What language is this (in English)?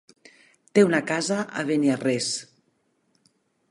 Catalan